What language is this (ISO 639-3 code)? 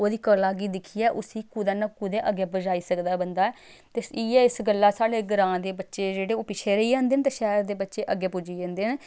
doi